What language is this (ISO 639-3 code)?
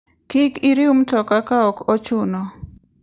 luo